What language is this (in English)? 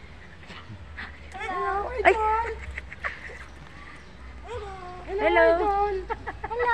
Filipino